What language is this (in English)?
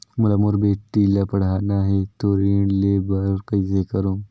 Chhattisgarhi